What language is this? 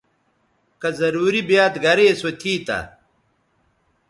Bateri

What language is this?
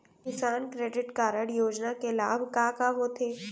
Chhattisgarhi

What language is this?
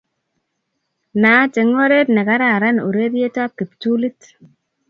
Kalenjin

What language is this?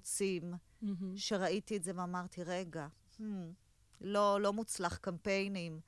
Hebrew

